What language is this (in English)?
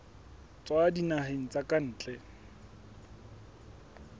Southern Sotho